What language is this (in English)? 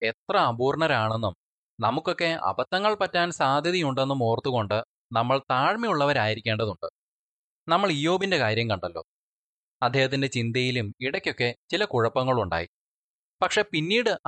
Malayalam